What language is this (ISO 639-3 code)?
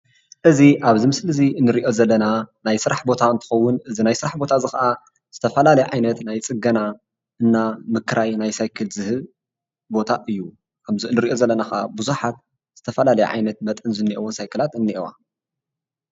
tir